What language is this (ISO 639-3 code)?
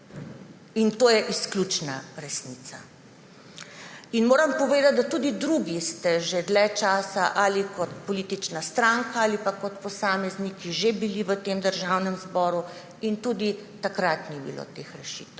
slv